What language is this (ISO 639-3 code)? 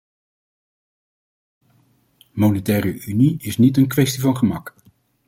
nld